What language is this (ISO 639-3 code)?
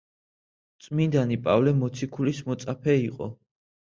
kat